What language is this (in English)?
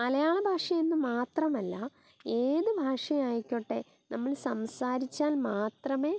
Malayalam